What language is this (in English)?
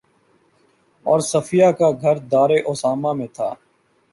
Urdu